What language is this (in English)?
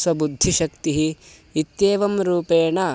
Sanskrit